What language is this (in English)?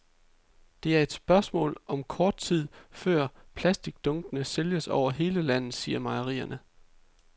Danish